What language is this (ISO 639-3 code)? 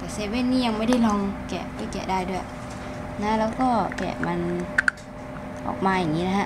tha